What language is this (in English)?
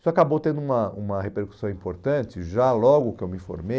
Portuguese